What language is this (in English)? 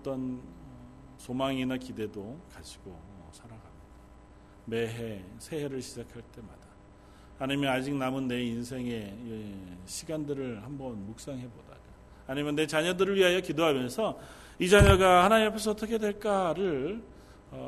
Korean